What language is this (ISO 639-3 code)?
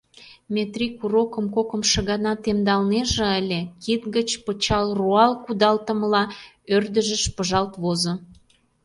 chm